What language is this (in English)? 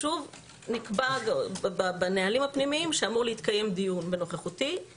Hebrew